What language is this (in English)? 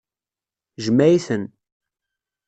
Kabyle